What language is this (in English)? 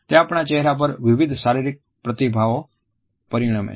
Gujarati